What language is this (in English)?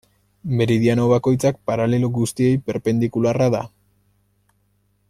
Basque